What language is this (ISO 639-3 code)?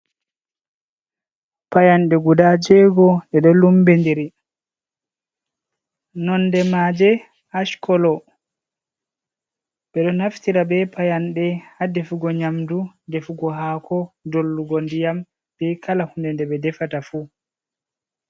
ful